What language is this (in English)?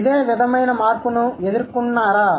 Telugu